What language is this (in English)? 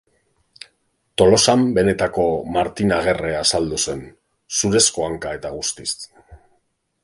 Basque